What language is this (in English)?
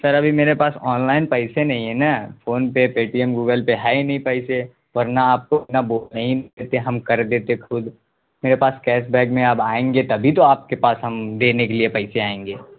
Urdu